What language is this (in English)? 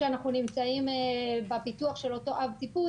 Hebrew